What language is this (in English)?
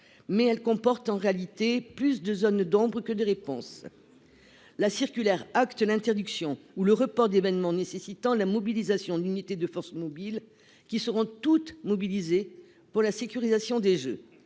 French